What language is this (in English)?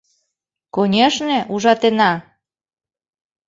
Mari